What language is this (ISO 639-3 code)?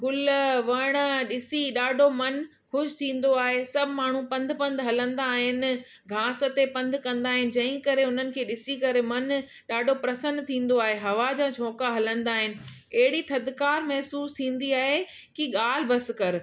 snd